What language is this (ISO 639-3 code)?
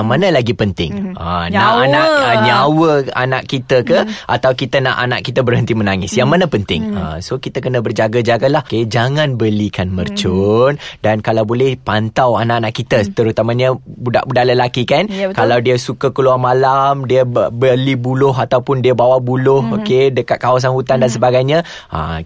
msa